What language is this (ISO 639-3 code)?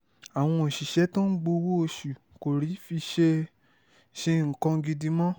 yor